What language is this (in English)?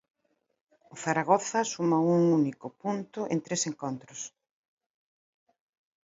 Galician